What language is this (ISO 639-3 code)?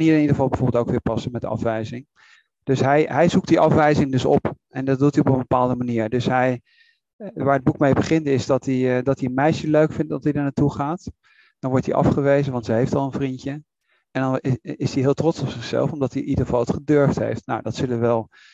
nld